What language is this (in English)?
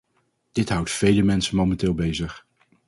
Dutch